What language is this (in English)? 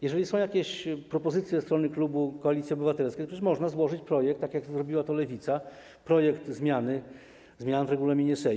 Polish